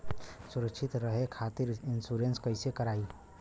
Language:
Bhojpuri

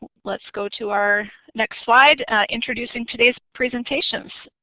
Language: English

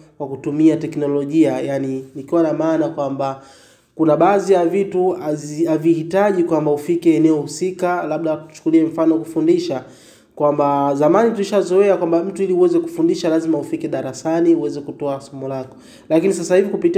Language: Swahili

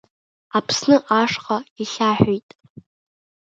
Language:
Abkhazian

